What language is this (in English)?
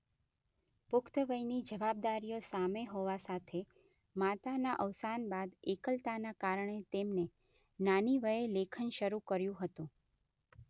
Gujarati